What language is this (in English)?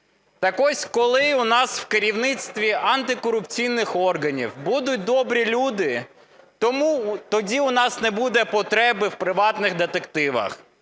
Ukrainian